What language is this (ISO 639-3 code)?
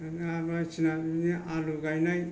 brx